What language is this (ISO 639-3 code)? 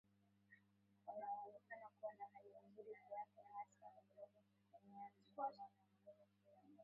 swa